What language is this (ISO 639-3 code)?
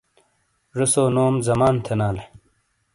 scl